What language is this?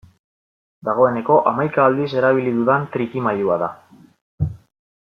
Basque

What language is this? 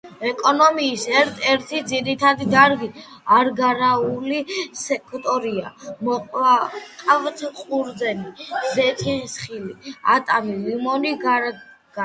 Georgian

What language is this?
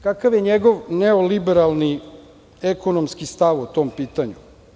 Serbian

